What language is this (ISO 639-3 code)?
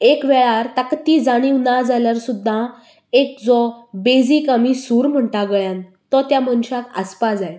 kok